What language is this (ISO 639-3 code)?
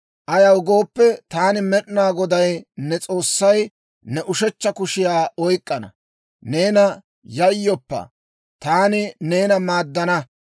dwr